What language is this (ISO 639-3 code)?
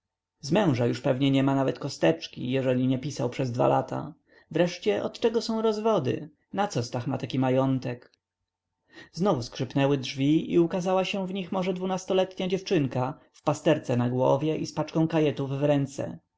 pol